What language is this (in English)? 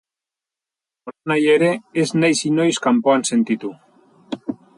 Basque